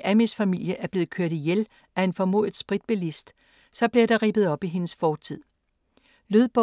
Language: Danish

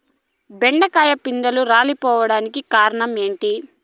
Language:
Telugu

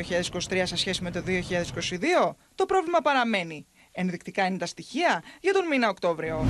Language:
Greek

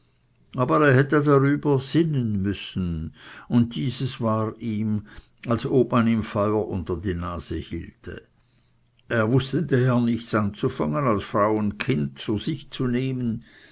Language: German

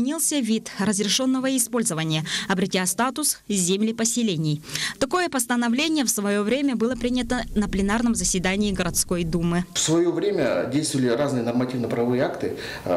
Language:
Russian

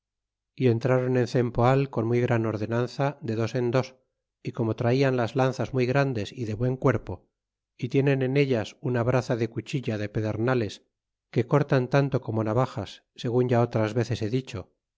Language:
Spanish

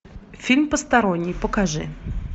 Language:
Russian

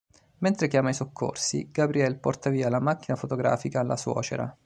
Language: Italian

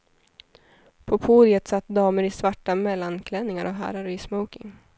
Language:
Swedish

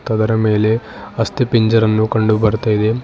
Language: Kannada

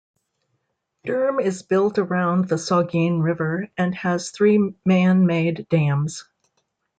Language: English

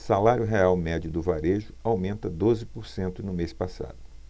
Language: Portuguese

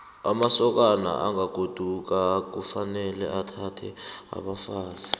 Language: South Ndebele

